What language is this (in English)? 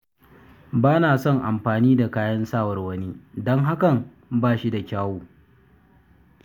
Hausa